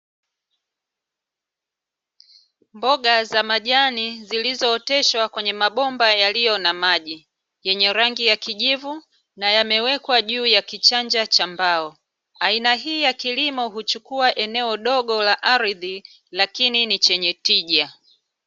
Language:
Swahili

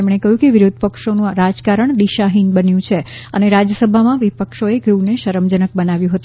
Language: Gujarati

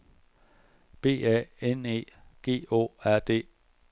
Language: Danish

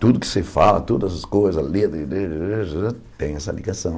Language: Portuguese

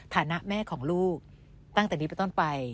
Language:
Thai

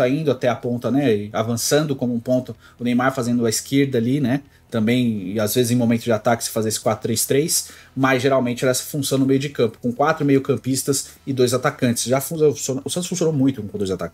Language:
Portuguese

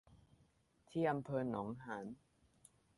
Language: Thai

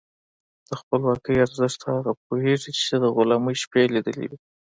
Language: Pashto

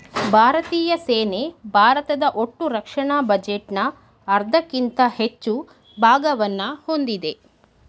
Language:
Kannada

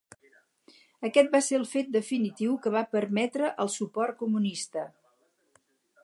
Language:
Catalan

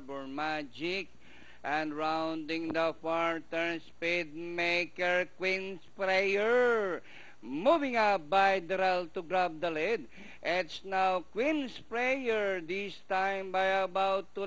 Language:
English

